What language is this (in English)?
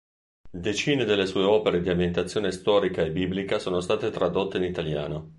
Italian